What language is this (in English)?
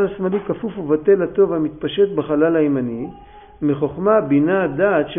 Hebrew